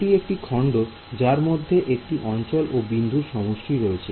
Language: Bangla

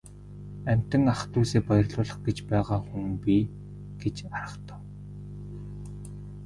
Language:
Mongolian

